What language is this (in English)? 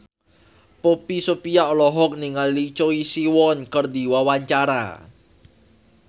Sundanese